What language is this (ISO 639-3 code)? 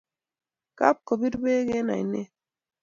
kln